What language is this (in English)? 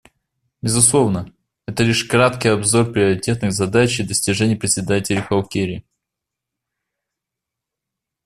Russian